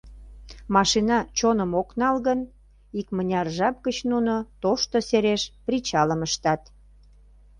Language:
Mari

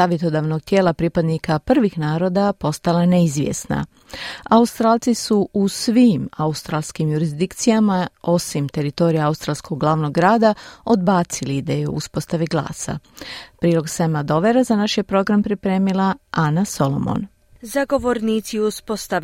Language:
Croatian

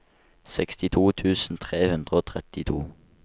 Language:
Norwegian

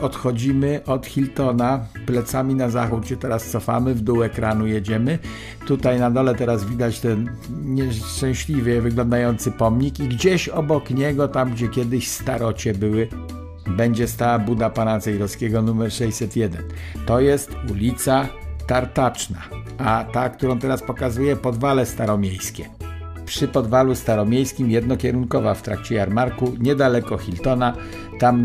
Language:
Polish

